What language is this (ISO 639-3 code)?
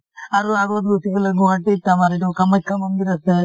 asm